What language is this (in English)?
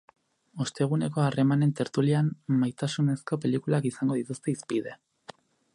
Basque